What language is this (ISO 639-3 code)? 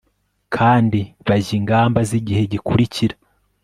kin